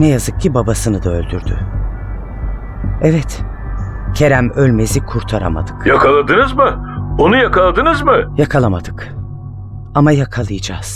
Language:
Turkish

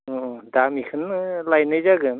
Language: Bodo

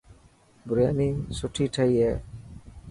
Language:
Dhatki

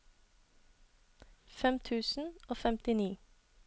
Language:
Norwegian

